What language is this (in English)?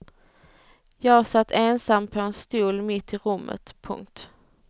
Swedish